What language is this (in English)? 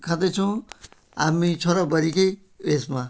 Nepali